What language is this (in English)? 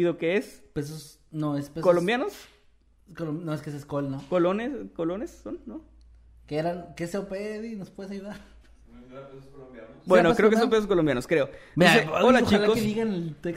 Spanish